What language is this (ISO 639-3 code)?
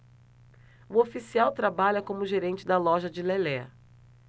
por